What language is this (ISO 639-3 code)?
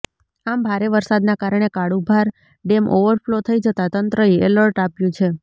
guj